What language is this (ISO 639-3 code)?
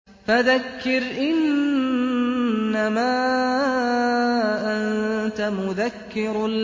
ara